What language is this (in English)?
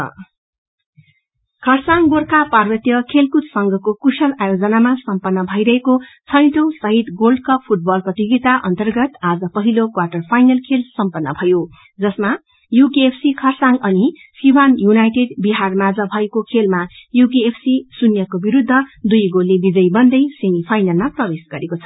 Nepali